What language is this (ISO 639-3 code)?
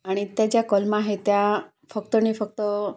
mar